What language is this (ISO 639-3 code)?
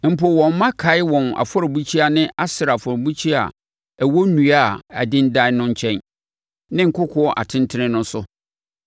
aka